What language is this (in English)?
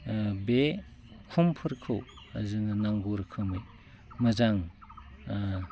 Bodo